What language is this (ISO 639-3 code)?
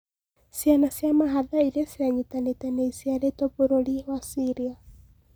kik